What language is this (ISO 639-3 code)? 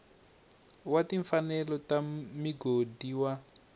tso